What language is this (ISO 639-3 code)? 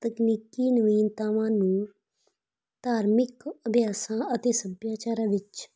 pan